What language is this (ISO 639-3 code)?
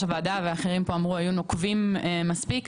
heb